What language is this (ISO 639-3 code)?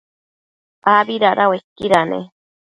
mcf